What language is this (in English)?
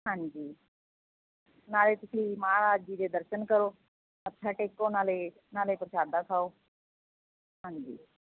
Punjabi